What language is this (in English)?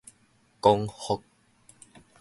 Min Nan Chinese